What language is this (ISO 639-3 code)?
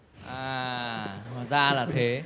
vie